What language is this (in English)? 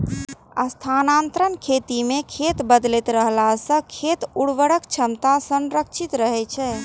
Maithili